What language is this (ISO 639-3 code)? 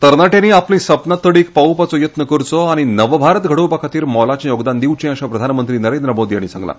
kok